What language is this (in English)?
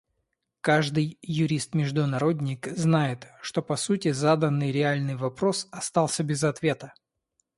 Russian